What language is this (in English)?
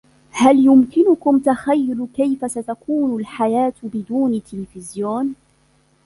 Arabic